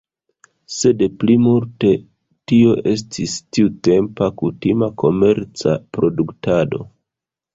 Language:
Esperanto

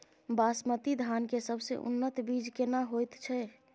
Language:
Maithili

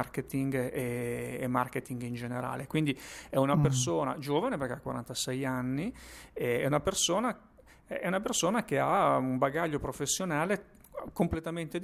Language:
Italian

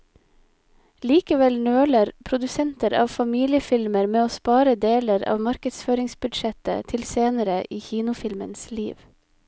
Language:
Norwegian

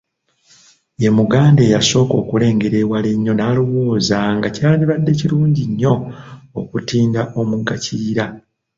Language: Ganda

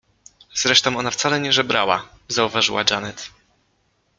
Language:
Polish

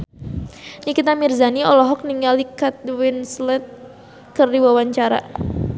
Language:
Sundanese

